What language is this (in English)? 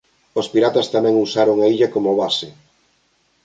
Galician